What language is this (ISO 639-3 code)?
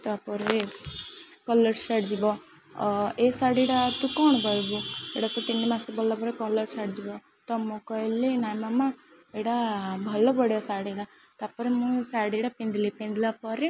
ori